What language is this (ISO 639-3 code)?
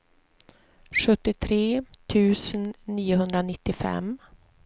swe